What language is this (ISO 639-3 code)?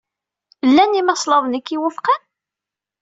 kab